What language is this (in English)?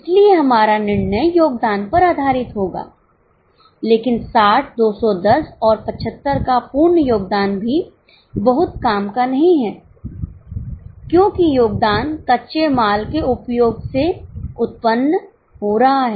Hindi